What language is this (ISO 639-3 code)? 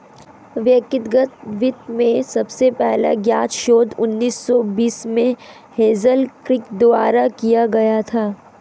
hin